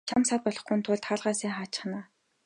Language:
Mongolian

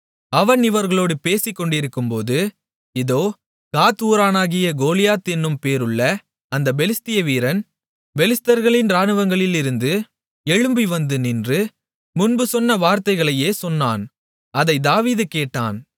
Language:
Tamil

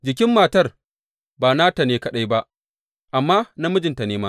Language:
Hausa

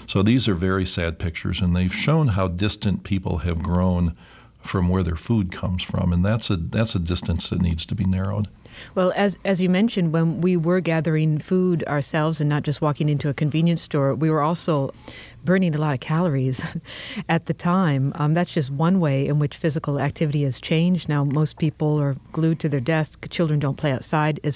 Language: English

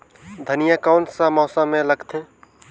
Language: Chhattisgarhi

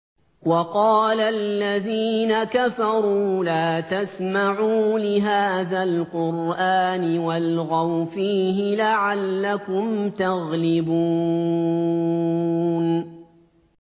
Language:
Arabic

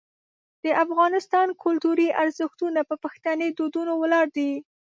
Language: Pashto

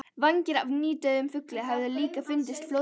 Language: Icelandic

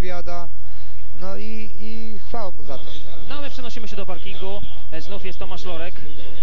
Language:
Polish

